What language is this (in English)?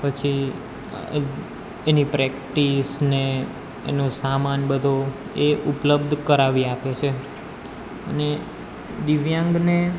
Gujarati